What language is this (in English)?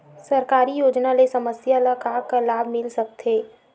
Chhattisgarhi